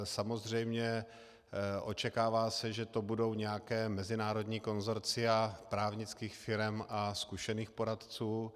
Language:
Czech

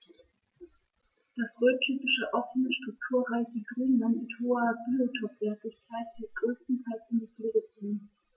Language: German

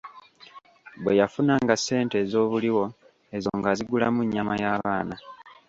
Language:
Ganda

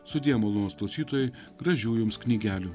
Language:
Lithuanian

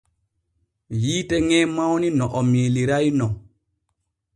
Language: Borgu Fulfulde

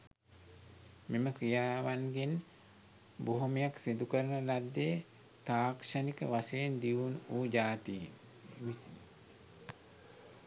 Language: Sinhala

